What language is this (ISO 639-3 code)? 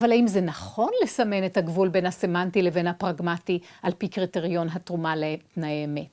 heb